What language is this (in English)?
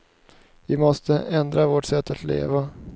Swedish